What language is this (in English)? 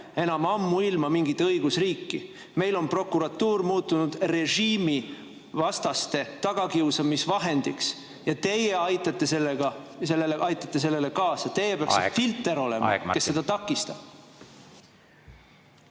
Estonian